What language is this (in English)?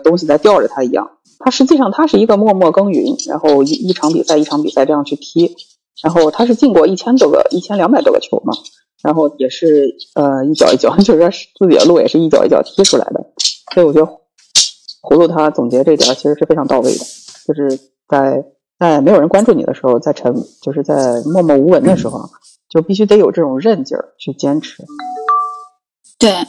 Chinese